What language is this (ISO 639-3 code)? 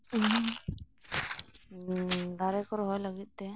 sat